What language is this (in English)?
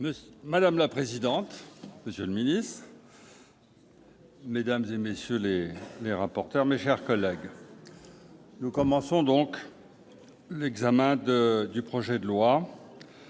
French